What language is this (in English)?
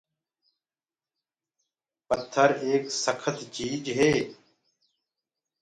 Gurgula